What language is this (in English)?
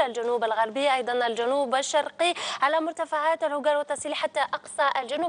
Arabic